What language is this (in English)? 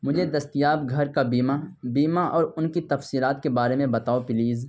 Urdu